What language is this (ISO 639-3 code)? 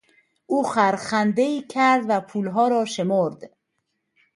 fas